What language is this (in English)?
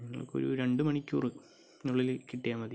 Malayalam